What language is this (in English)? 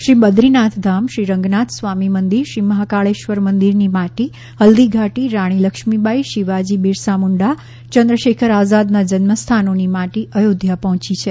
Gujarati